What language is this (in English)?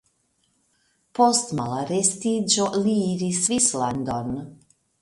Esperanto